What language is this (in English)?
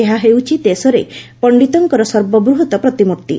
Odia